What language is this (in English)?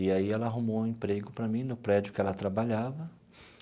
Portuguese